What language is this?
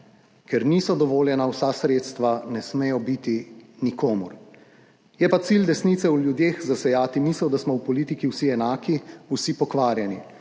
Slovenian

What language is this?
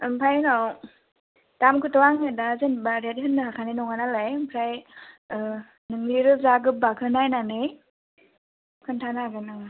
Bodo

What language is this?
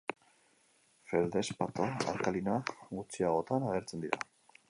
Basque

